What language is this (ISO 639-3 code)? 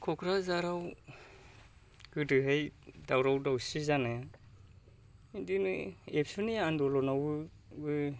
brx